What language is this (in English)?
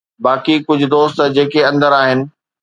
Sindhi